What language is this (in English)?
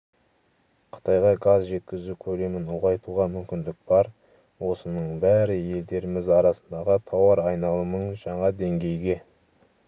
Kazakh